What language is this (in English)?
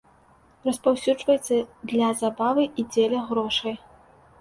Belarusian